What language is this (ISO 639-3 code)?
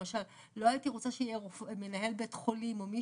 heb